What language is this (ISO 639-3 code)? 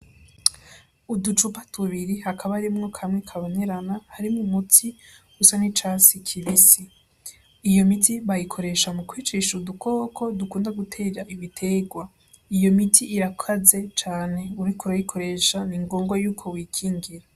run